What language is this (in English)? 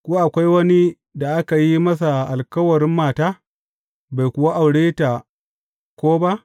Hausa